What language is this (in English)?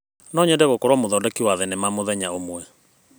Kikuyu